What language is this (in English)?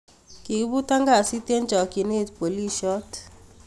Kalenjin